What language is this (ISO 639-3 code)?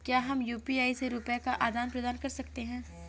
hin